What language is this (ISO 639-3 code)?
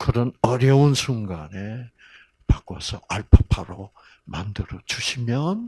kor